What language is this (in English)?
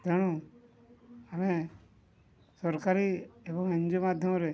Odia